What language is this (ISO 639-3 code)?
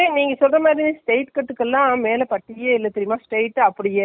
tam